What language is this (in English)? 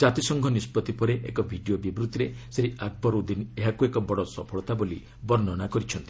Odia